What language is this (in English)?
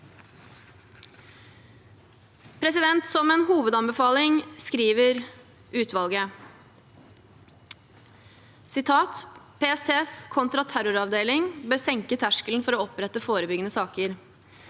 Norwegian